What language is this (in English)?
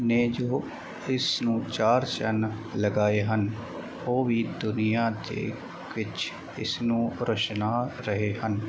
Punjabi